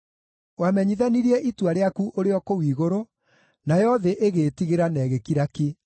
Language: Kikuyu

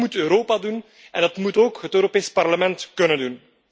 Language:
Dutch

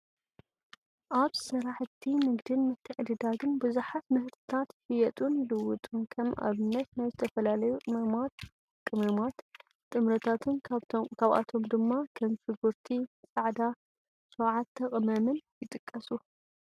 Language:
Tigrinya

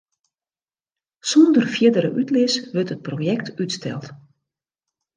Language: Western Frisian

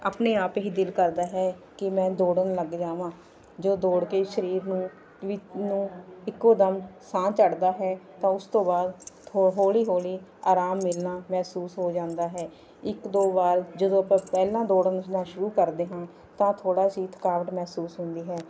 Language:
Punjabi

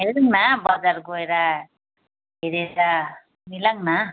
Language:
Nepali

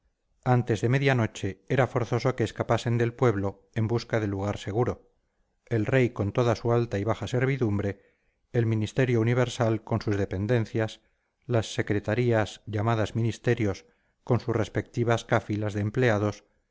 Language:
Spanish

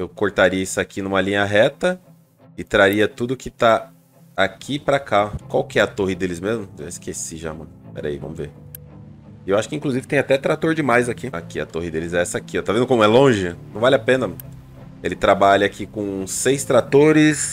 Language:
Portuguese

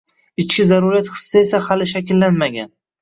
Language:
Uzbek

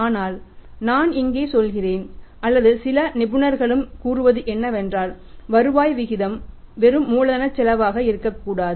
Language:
Tamil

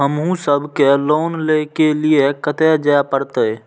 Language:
Maithili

